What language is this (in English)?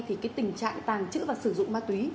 Vietnamese